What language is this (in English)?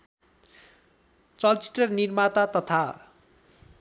Nepali